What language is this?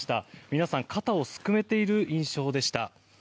Japanese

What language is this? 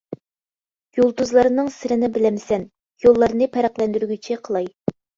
Uyghur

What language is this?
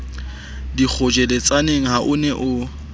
Southern Sotho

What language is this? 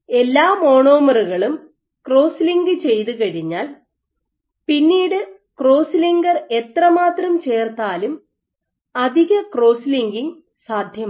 Malayalam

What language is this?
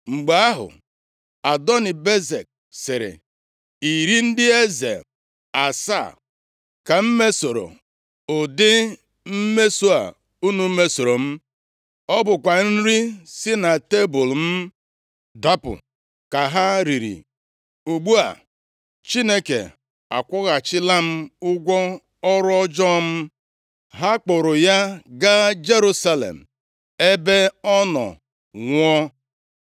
Igbo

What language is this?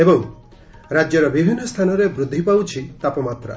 Odia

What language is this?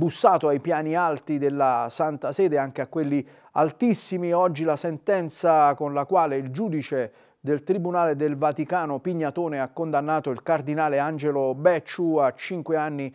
Italian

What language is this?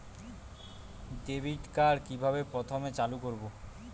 Bangla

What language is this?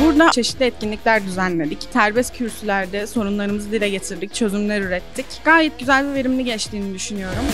Turkish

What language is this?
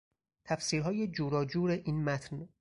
Persian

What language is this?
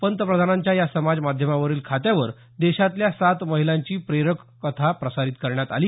Marathi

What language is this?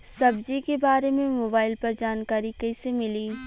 Bhojpuri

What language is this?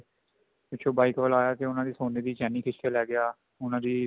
Punjabi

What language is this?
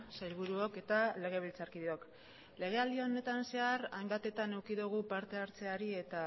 Basque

